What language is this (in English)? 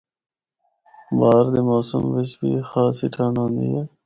Northern Hindko